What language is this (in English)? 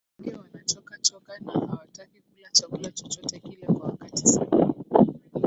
Swahili